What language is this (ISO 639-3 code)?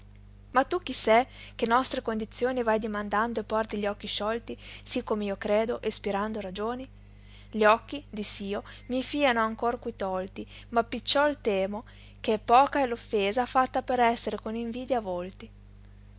ita